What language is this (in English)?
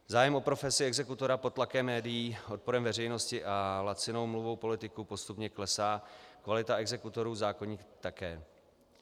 Czech